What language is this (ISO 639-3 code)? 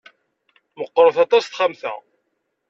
kab